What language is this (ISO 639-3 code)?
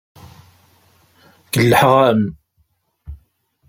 kab